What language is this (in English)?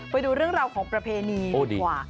Thai